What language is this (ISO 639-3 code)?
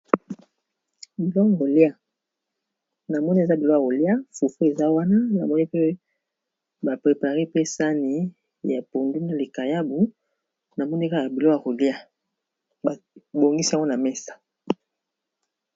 lin